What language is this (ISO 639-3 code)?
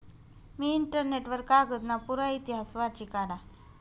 mar